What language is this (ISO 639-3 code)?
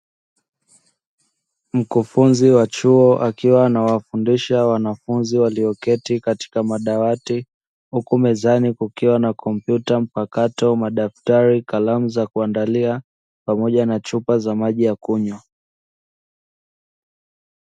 swa